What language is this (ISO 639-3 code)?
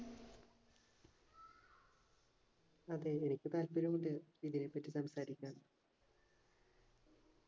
mal